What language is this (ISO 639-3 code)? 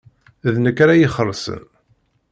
kab